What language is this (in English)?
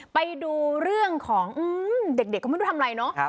Thai